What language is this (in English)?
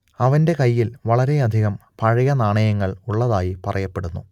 Malayalam